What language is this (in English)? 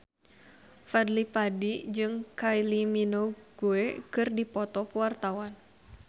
Sundanese